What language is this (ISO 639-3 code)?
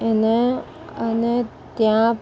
guj